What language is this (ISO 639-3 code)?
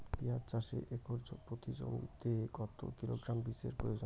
ben